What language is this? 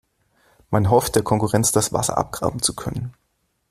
German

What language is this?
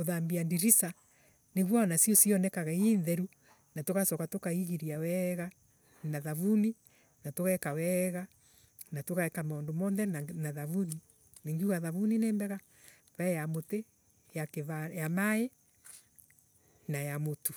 Embu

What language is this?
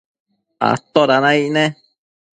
Matsés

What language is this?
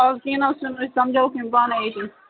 Kashmiri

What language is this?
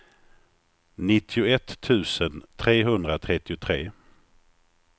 Swedish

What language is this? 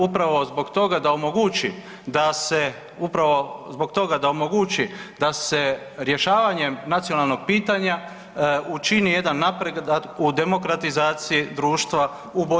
Croatian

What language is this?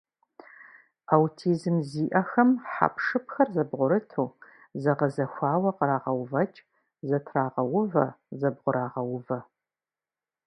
Kabardian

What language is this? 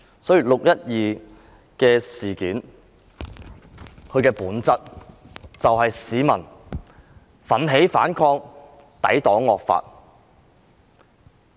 Cantonese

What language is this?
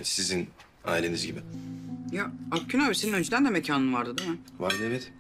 Turkish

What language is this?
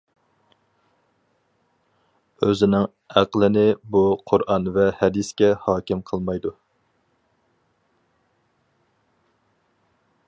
Uyghur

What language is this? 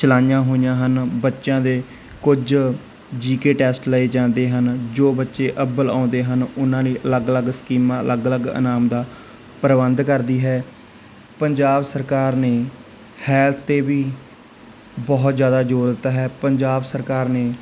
Punjabi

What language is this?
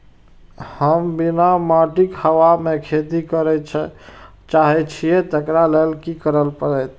Maithili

